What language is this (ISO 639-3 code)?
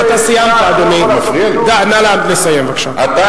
heb